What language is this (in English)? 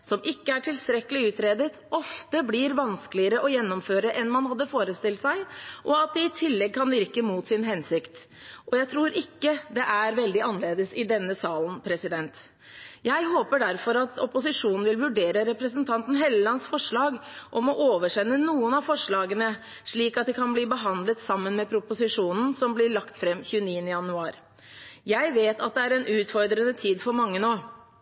Norwegian Bokmål